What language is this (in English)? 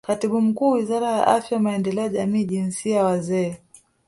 Swahili